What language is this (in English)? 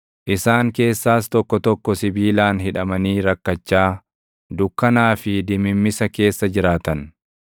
Oromo